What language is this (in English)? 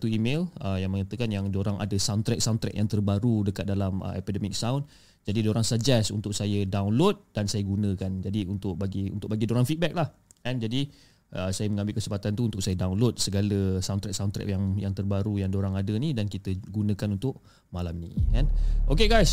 Malay